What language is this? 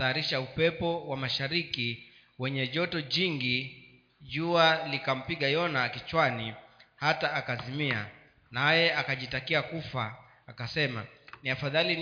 Swahili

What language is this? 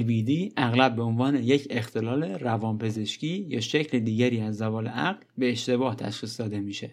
Persian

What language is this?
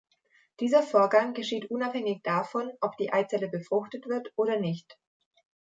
German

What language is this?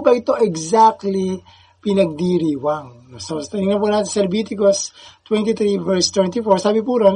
Filipino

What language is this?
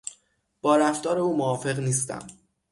Persian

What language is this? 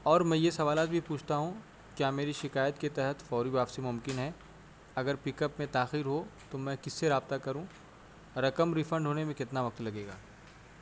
Urdu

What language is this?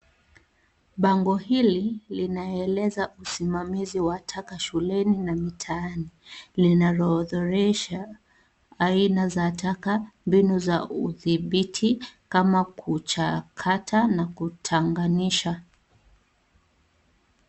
Swahili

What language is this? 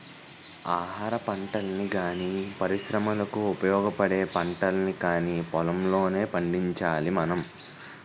Telugu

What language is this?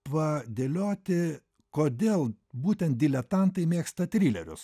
Lithuanian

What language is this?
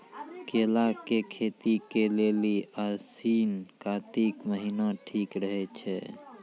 Maithili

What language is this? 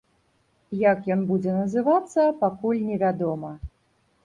Belarusian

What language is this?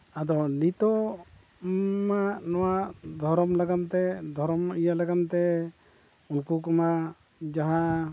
Santali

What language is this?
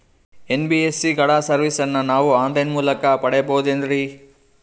Kannada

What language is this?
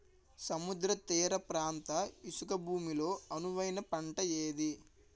Telugu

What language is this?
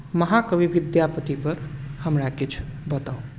Maithili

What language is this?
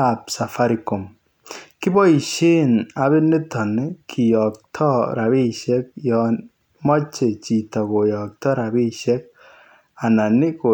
Kalenjin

